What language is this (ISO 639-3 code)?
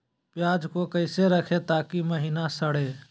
mag